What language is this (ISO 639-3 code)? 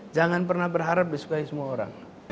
ind